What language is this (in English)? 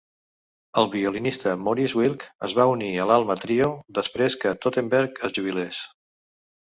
Catalan